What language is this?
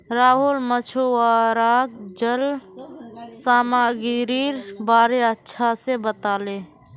Magahi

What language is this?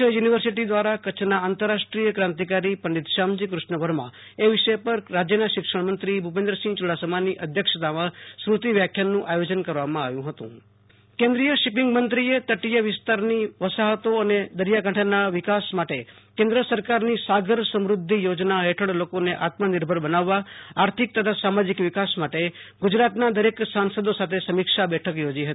Gujarati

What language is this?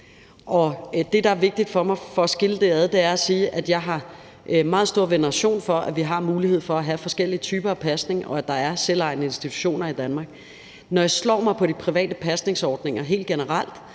Danish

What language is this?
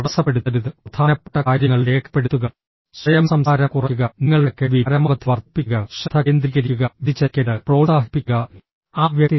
Malayalam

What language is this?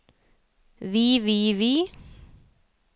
Norwegian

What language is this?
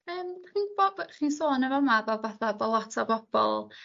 Welsh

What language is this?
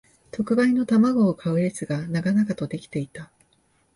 Japanese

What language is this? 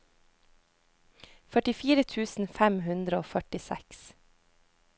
Norwegian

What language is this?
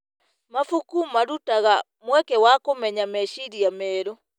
Kikuyu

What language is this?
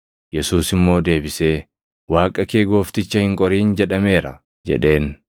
Oromo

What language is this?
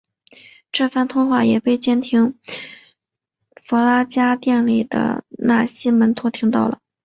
Chinese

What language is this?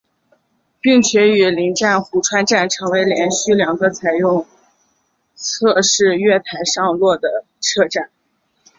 Chinese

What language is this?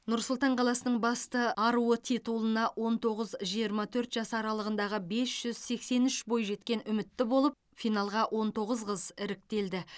Kazakh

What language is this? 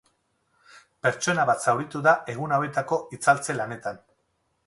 Basque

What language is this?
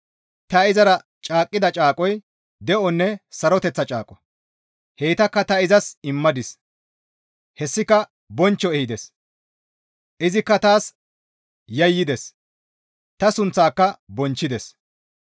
Gamo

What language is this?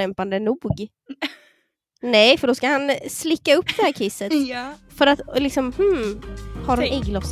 Swedish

